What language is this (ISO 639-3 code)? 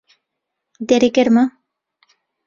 ckb